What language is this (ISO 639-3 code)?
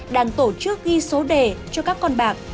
vie